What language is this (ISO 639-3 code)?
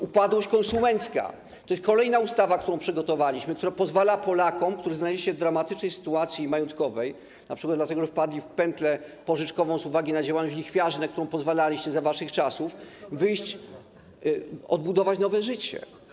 pol